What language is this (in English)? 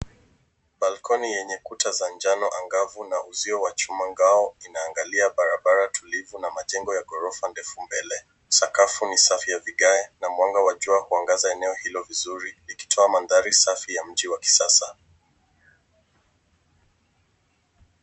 Swahili